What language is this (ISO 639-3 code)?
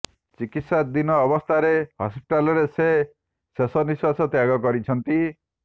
ori